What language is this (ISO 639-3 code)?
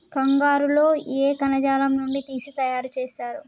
tel